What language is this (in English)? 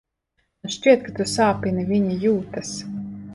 Latvian